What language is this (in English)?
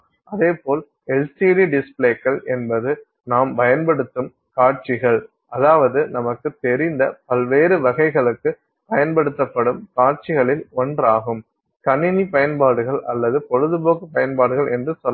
Tamil